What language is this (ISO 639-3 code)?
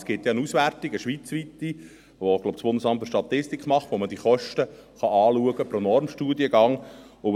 gsw